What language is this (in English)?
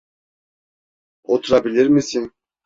Turkish